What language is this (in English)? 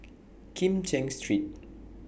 English